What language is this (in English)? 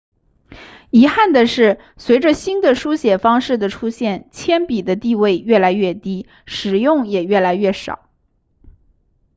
Chinese